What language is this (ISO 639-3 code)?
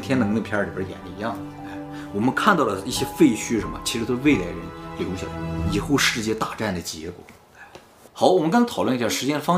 zho